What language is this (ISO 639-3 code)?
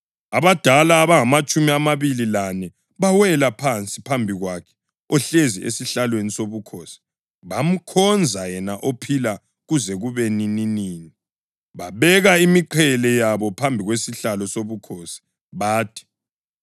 nde